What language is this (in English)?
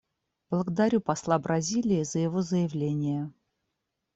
Russian